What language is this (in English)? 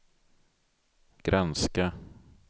Swedish